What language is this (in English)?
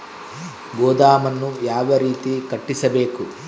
Kannada